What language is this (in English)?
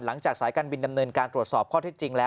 Thai